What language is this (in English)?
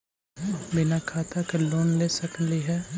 Magahi